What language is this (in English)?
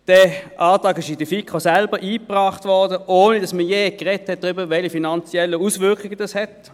Swiss German